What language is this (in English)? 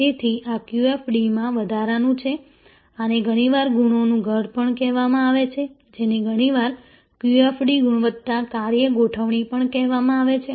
Gujarati